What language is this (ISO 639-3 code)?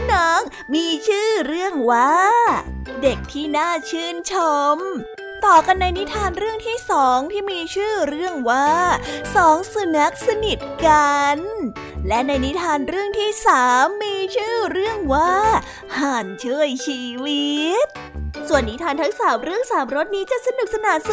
tha